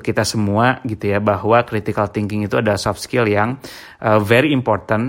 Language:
Indonesian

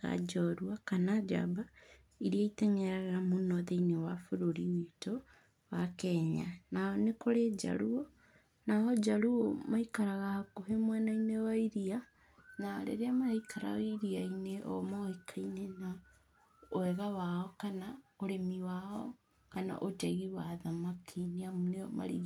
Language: Kikuyu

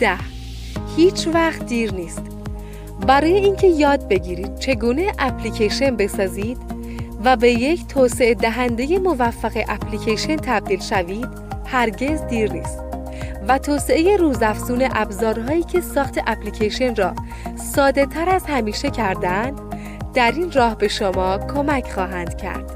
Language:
Persian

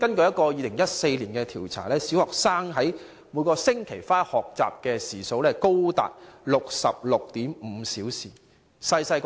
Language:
Cantonese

